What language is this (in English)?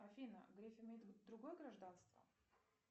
Russian